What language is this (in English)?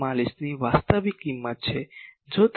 Gujarati